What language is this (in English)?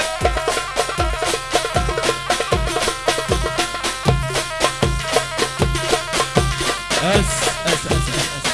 Arabic